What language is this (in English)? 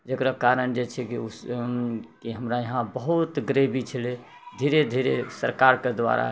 Maithili